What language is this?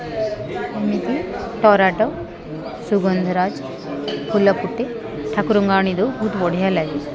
Odia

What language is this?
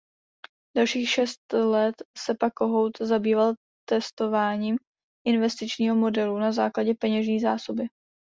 Czech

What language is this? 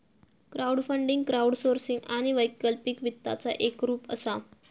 Marathi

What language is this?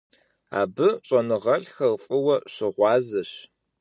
Kabardian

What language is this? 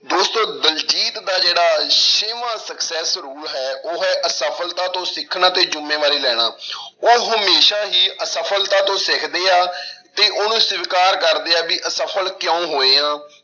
Punjabi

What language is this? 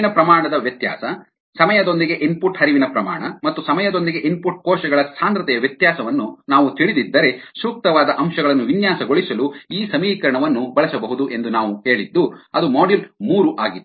Kannada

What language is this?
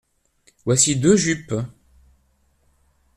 French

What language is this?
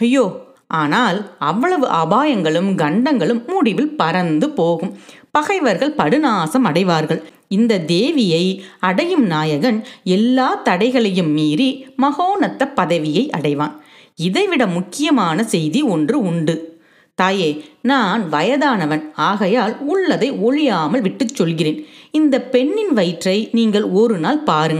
Tamil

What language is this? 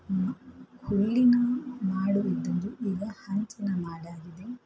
Kannada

